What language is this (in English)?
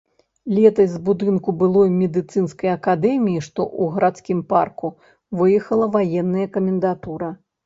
Belarusian